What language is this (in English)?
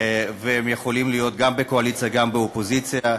Hebrew